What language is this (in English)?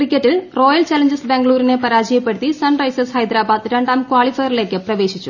Malayalam